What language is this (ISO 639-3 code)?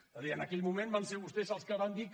cat